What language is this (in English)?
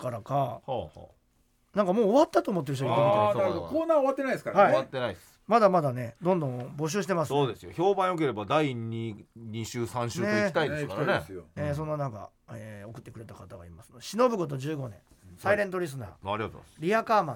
Japanese